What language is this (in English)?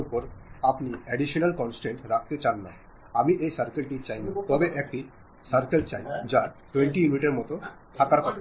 Malayalam